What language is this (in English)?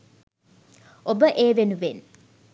Sinhala